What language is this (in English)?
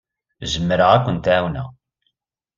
Kabyle